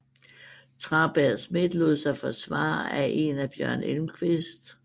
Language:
Danish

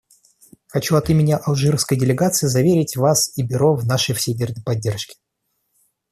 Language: Russian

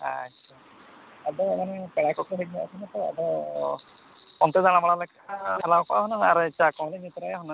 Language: Santali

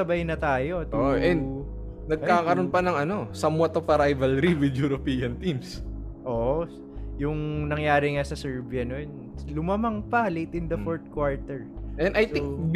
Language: Filipino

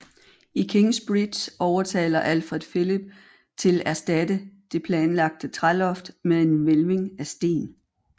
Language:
Danish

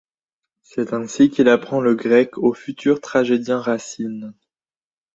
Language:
French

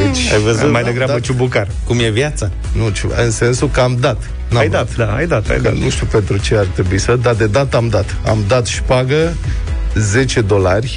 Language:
Romanian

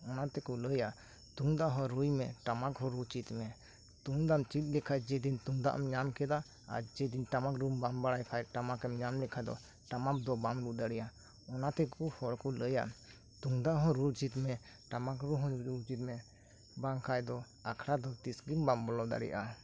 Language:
Santali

